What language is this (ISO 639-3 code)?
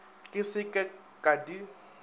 nso